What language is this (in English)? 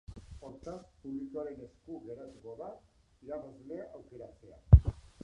Basque